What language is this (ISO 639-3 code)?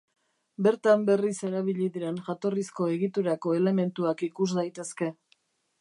eus